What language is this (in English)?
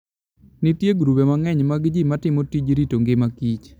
Luo (Kenya and Tanzania)